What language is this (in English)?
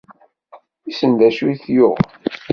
Kabyle